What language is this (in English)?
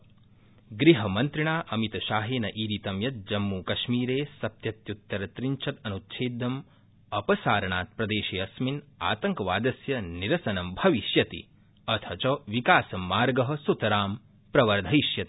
Sanskrit